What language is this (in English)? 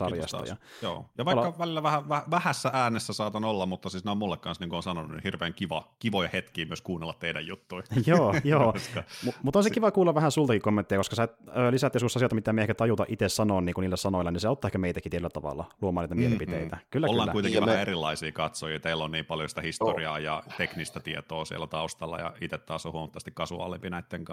Finnish